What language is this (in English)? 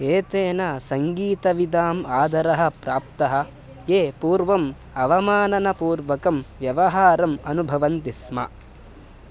Sanskrit